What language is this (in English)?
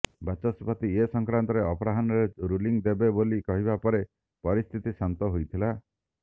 Odia